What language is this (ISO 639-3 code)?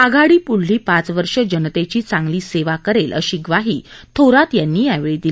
mar